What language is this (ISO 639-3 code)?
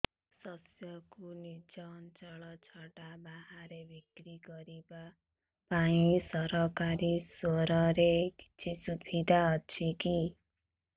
ori